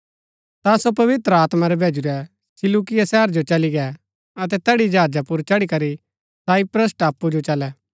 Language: Gaddi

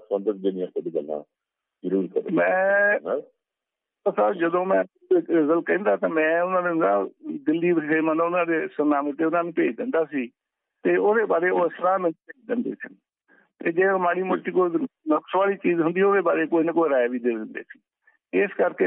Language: Punjabi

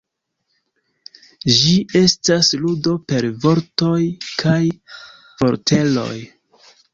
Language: Esperanto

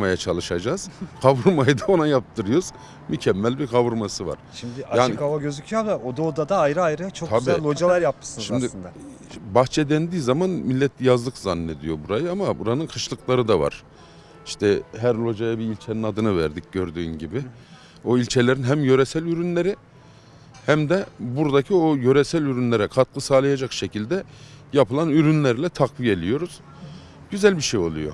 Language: Turkish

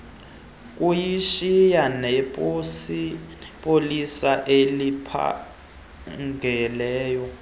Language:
Xhosa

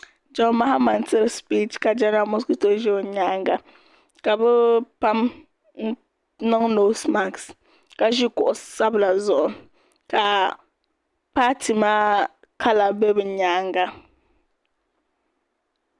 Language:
Dagbani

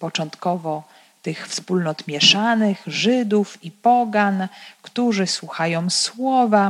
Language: Polish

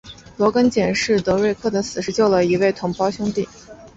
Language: Chinese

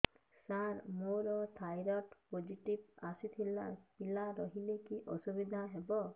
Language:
Odia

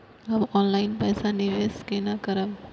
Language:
Maithili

